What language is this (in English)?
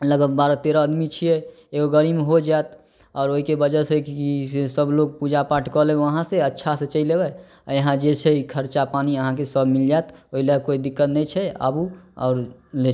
Maithili